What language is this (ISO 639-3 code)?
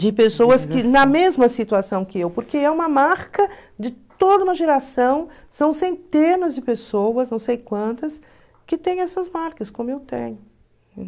por